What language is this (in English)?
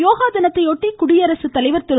Tamil